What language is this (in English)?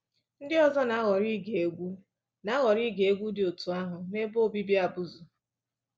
Igbo